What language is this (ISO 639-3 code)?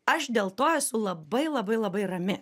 lit